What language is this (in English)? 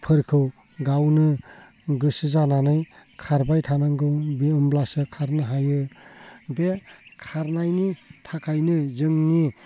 Bodo